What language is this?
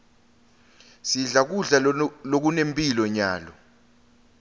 Swati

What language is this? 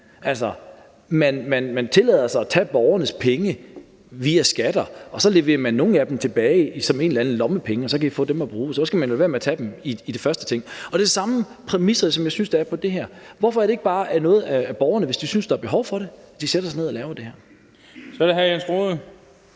Danish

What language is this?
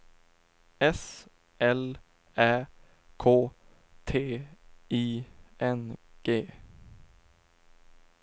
Swedish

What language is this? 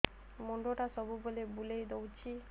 Odia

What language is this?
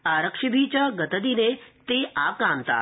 Sanskrit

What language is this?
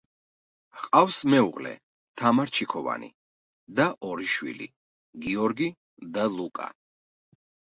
Georgian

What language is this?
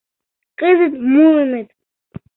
Mari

